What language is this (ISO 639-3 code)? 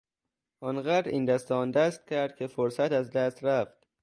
fas